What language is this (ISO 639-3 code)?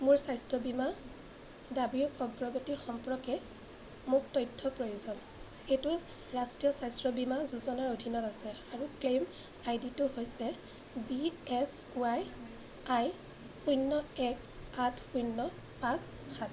asm